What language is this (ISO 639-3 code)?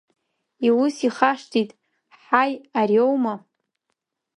abk